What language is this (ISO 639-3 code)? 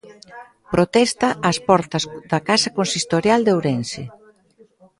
glg